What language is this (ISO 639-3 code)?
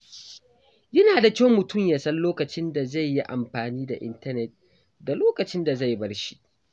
hau